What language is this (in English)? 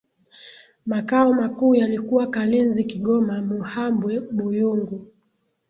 Swahili